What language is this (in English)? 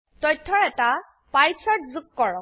Assamese